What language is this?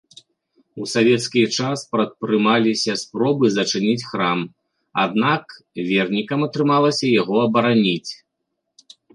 Belarusian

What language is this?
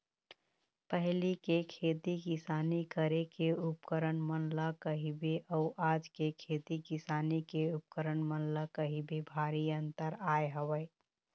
Chhattisgarhi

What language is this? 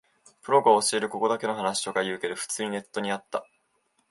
Japanese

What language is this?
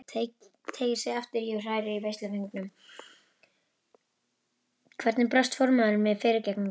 Icelandic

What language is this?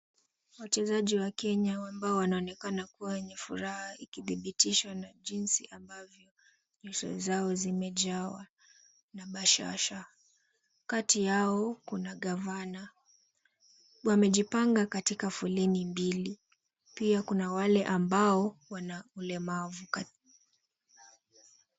Swahili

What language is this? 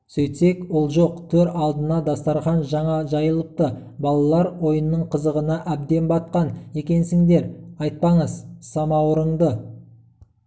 Kazakh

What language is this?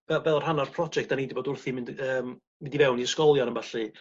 Welsh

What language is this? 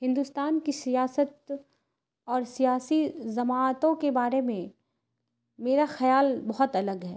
Urdu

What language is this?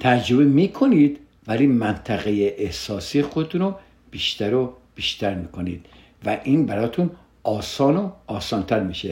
Persian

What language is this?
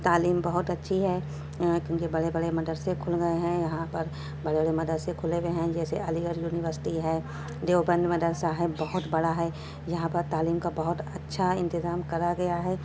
Urdu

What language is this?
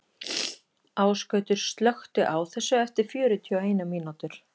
Icelandic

